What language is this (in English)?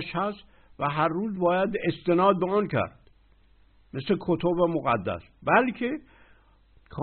Persian